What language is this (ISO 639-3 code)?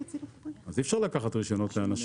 heb